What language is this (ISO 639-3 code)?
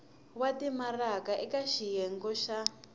tso